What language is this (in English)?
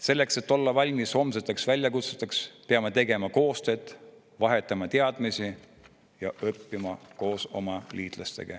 Estonian